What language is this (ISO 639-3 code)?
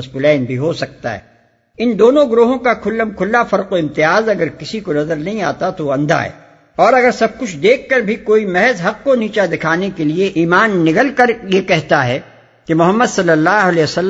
urd